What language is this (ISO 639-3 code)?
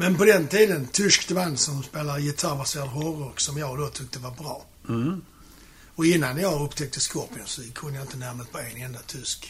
swe